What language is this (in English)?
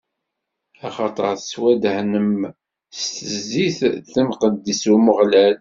Kabyle